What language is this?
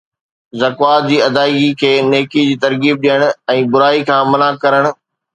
Sindhi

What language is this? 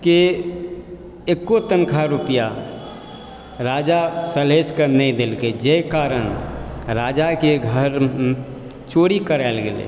Maithili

